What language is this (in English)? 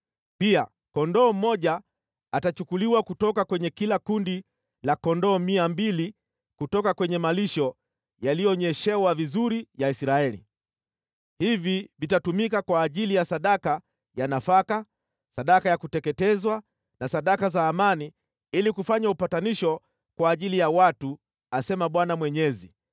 Swahili